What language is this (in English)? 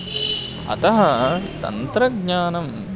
Sanskrit